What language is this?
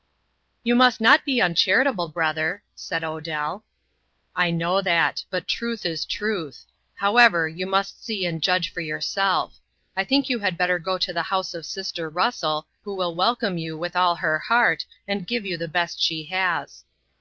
English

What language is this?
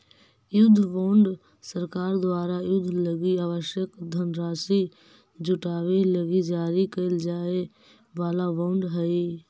Magahi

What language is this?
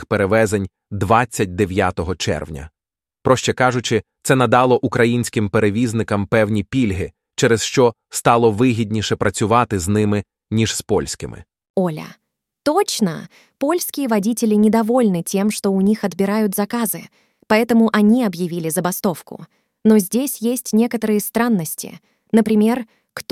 Ukrainian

